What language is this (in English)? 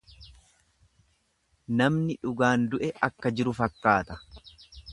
Oromo